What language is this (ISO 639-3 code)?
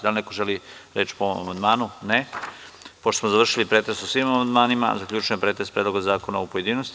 srp